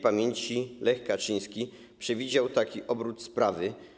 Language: Polish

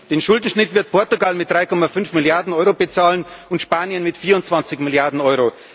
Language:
German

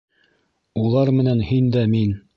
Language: Bashkir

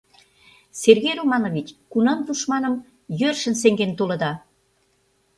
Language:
Mari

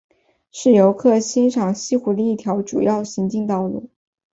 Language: Chinese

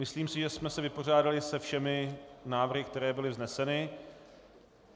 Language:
Czech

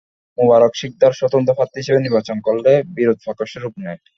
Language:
Bangla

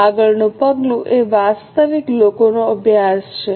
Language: Gujarati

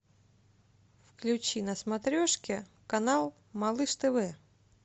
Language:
Russian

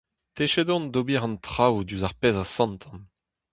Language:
Breton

